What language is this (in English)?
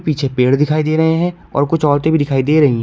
Hindi